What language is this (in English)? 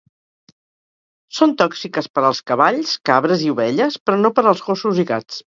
Catalan